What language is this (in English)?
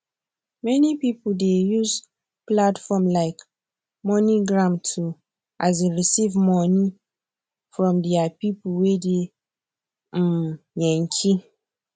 Nigerian Pidgin